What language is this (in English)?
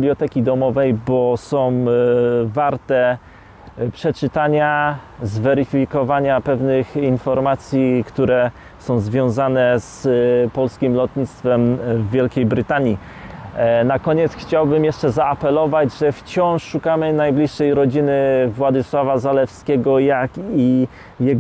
Polish